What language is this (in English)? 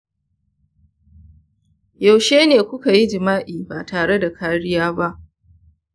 Hausa